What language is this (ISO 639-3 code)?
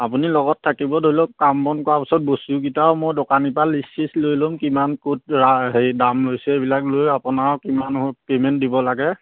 asm